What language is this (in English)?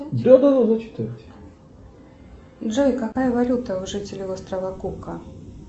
Russian